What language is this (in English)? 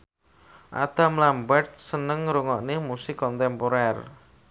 Javanese